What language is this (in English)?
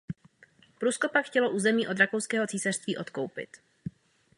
Czech